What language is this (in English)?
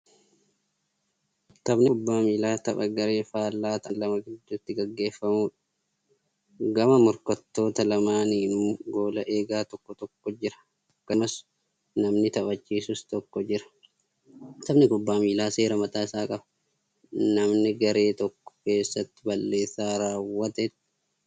Oromo